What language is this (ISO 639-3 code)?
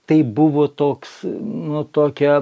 lit